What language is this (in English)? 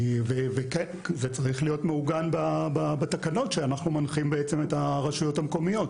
Hebrew